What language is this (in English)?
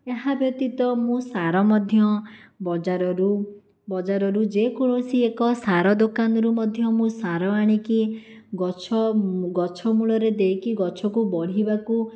Odia